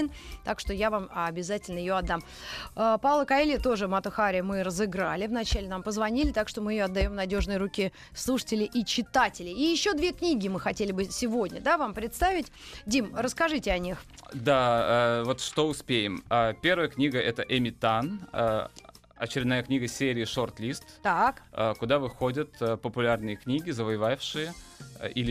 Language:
Russian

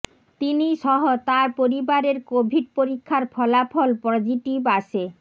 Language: Bangla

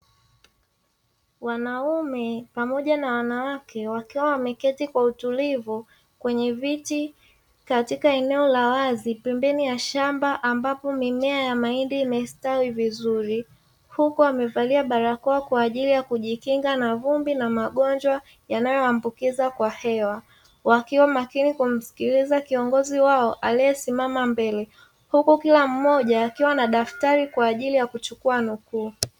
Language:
Swahili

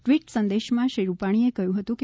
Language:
Gujarati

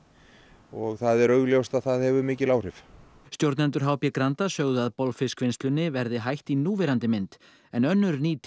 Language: Icelandic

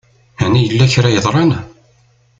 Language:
Kabyle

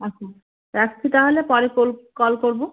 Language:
Bangla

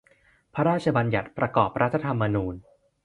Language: Thai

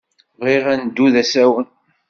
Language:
Kabyle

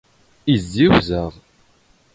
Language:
Standard Moroccan Tamazight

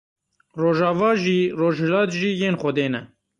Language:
Kurdish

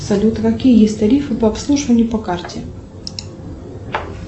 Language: Russian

